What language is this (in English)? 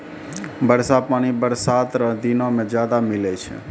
Maithili